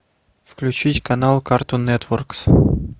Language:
Russian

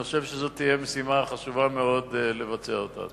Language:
Hebrew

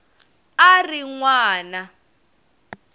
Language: Tsonga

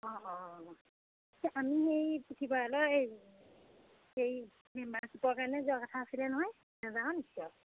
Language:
Assamese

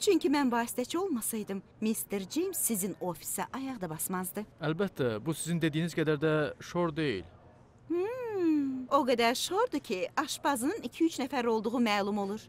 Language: Turkish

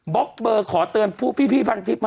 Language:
Thai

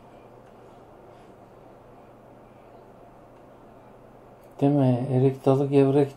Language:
Turkish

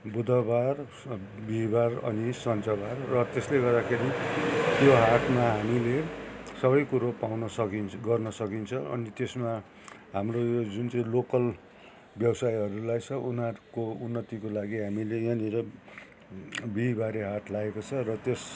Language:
Nepali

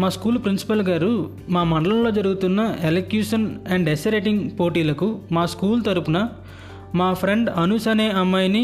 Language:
Telugu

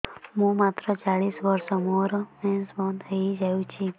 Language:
Odia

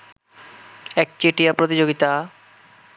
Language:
Bangla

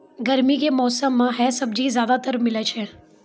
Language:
Maithili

